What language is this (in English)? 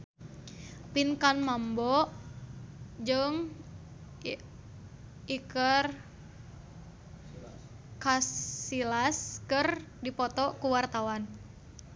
Sundanese